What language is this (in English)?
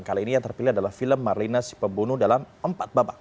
Indonesian